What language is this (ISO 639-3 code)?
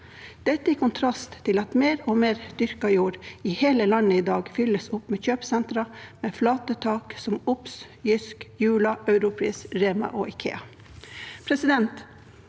nor